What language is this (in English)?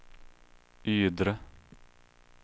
Swedish